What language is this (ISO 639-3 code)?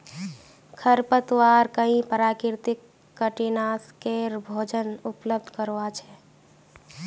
mag